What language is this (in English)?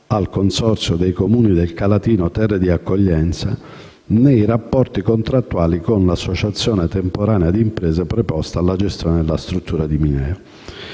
Italian